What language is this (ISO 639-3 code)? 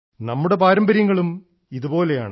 mal